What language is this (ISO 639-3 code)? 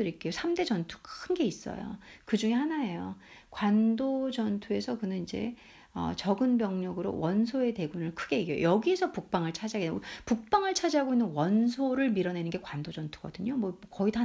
kor